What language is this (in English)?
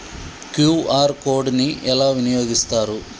Telugu